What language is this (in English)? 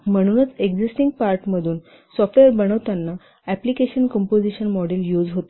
Marathi